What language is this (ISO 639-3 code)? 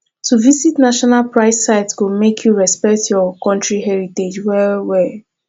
pcm